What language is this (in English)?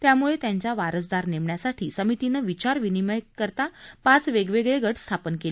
Marathi